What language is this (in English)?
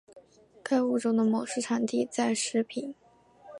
Chinese